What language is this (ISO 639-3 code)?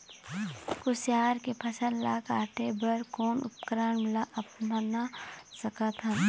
hne